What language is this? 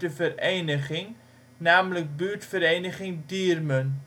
Dutch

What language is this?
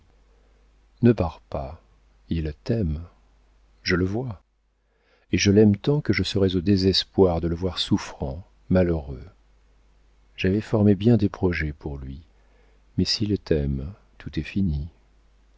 French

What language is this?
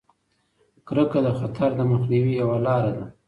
Pashto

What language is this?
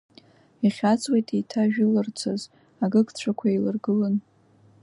Abkhazian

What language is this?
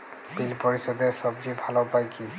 Bangla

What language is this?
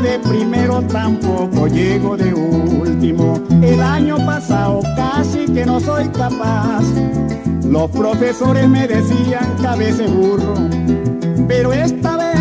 Spanish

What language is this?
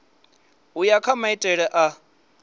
Venda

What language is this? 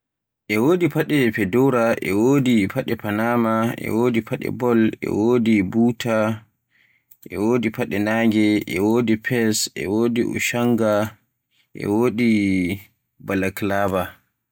Borgu Fulfulde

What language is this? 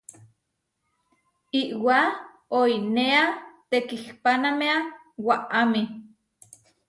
Huarijio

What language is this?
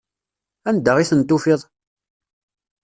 Kabyle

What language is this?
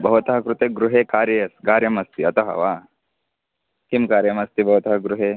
Sanskrit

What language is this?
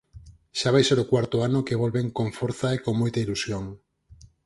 Galician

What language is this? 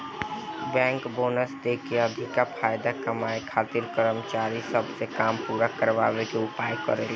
Bhojpuri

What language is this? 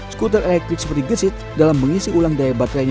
Indonesian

